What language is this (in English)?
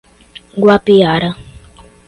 Portuguese